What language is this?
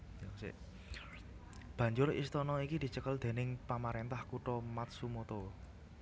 Javanese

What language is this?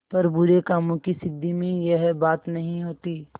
Hindi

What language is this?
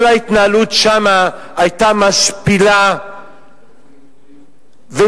Hebrew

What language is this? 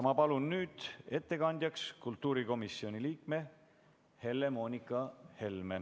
Estonian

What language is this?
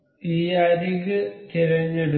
Malayalam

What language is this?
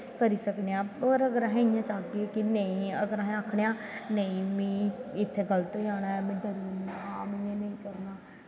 Dogri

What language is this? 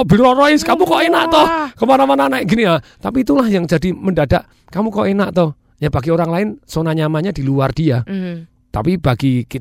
Indonesian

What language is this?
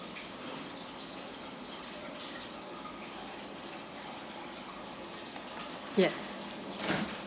English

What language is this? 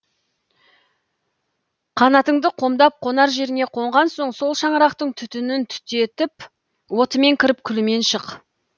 Kazakh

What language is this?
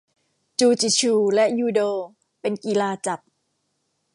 Thai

